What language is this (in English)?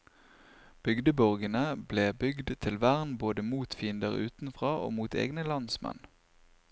Norwegian